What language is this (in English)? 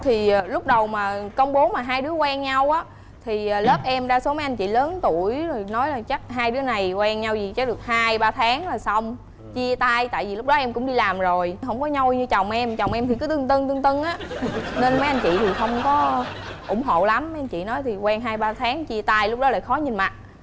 Vietnamese